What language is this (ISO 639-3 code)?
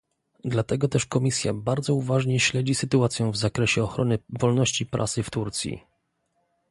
pol